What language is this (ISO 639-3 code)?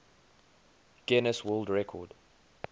eng